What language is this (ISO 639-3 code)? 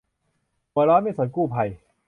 tha